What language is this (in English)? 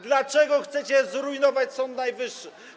Polish